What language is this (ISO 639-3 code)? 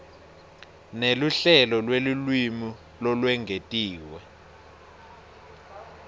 ssw